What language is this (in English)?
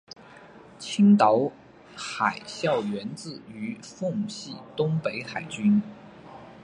Chinese